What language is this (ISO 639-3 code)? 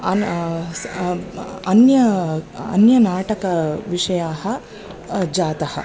san